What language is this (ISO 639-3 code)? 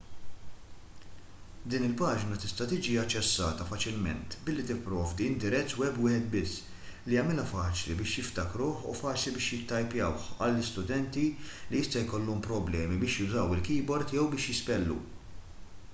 mlt